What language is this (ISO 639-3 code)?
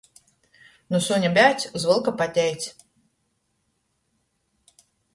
ltg